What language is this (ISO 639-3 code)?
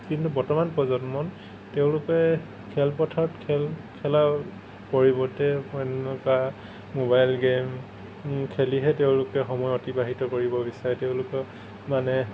asm